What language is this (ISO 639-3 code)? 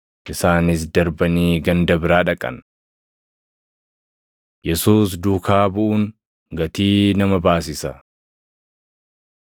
orm